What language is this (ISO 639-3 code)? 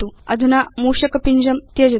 san